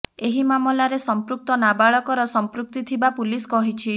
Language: Odia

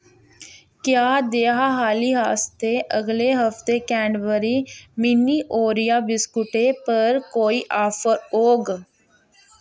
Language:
Dogri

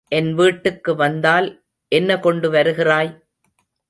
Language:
Tamil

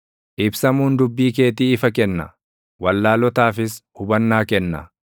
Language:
Oromo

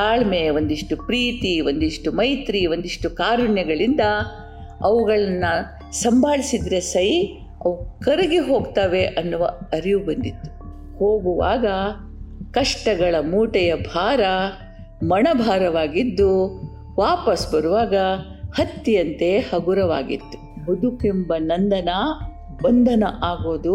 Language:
Kannada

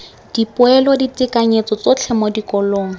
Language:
Tswana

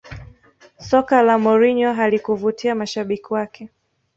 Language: Swahili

